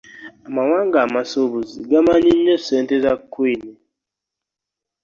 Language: Ganda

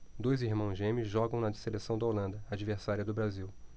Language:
Portuguese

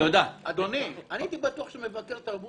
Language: Hebrew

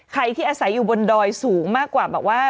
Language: Thai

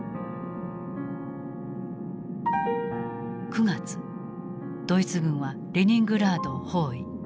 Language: Japanese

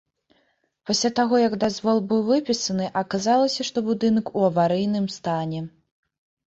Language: Belarusian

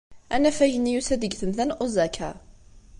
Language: Kabyle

